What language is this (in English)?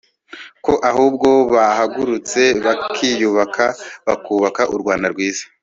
Kinyarwanda